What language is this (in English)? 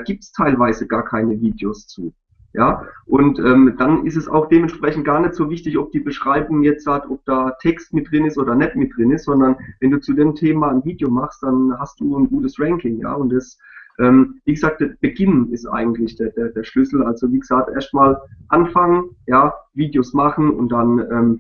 German